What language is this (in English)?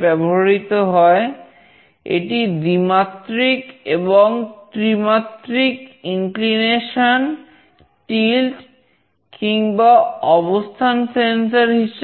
Bangla